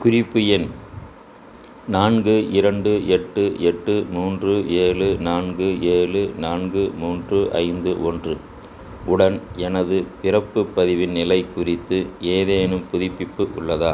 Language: Tamil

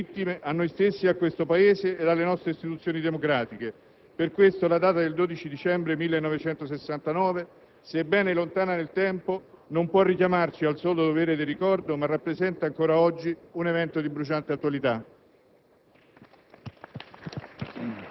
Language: Italian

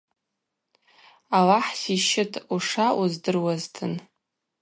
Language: Abaza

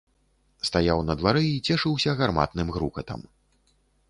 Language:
Belarusian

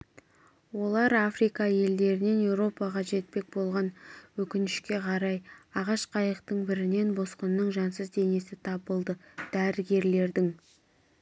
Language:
Kazakh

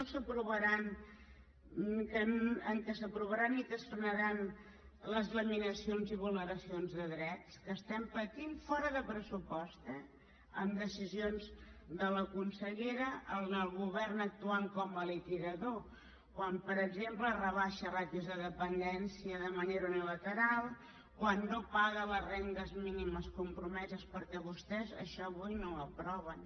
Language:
Catalan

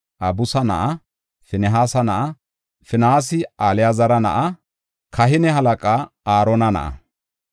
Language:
Gofa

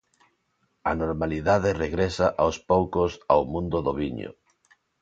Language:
Galician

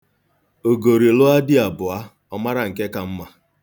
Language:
Igbo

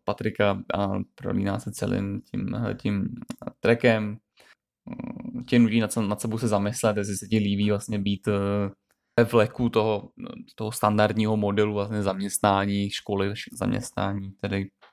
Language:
Czech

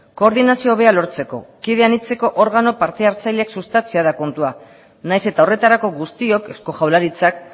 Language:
Basque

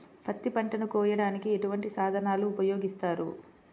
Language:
Telugu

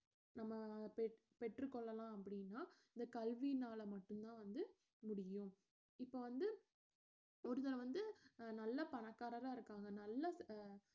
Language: Tamil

